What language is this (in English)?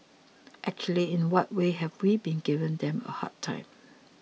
English